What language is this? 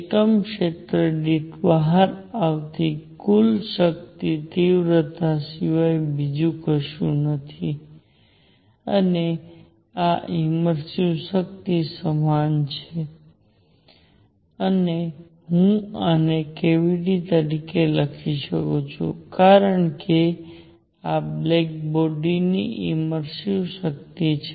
Gujarati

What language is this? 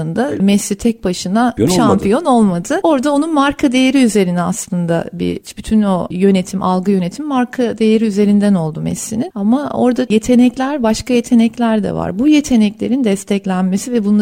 Turkish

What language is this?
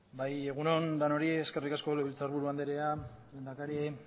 Basque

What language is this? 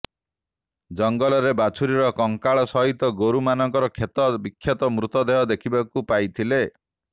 Odia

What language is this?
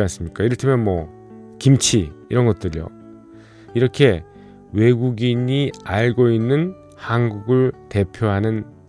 Korean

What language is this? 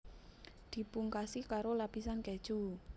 Javanese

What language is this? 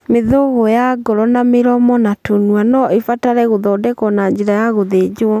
Kikuyu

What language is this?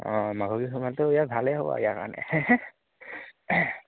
Assamese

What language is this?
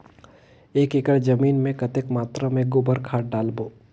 Chhattisgarhi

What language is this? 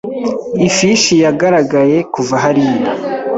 Kinyarwanda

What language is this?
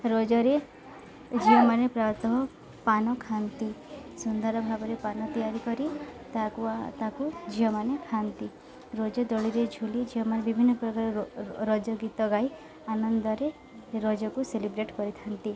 Odia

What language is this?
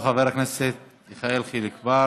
Hebrew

